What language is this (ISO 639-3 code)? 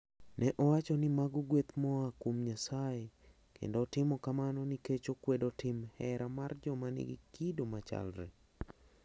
luo